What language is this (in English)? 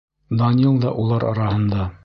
Bashkir